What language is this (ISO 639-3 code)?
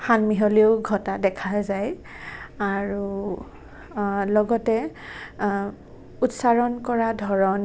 asm